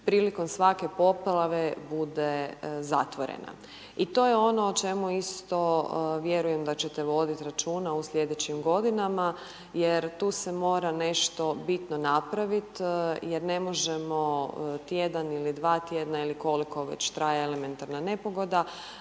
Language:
Croatian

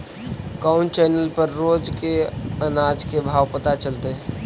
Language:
Magahi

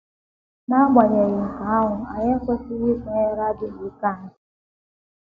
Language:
Igbo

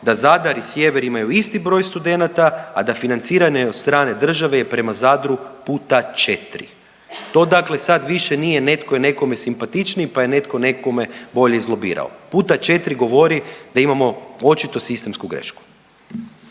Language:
Croatian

